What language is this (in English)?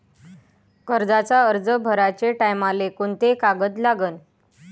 Marathi